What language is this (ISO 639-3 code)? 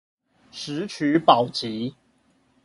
zho